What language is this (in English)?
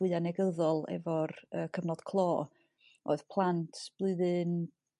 Welsh